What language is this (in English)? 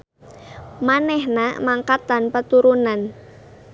Sundanese